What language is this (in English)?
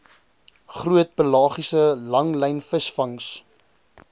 Afrikaans